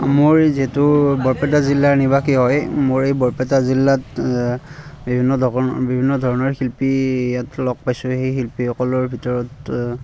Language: Assamese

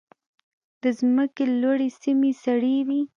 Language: Pashto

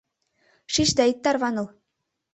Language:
Mari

